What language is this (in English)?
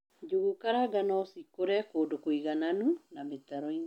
Kikuyu